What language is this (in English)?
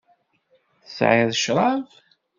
Kabyle